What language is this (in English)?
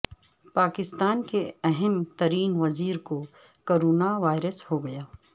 Urdu